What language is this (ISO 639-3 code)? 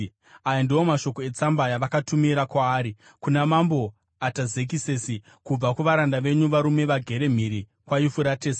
sna